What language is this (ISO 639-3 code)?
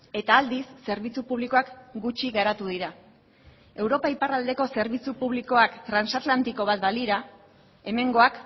eus